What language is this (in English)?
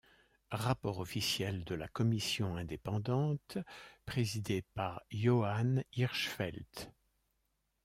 French